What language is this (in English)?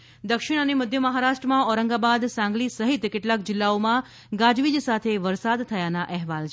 Gujarati